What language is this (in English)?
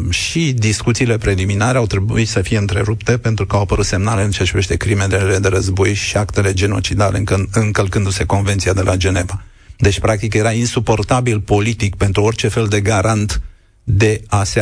Romanian